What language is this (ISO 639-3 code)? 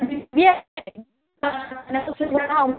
asm